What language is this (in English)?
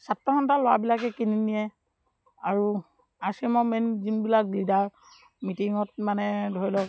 Assamese